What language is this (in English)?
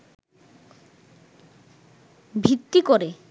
Bangla